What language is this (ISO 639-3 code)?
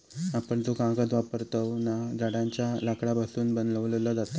mar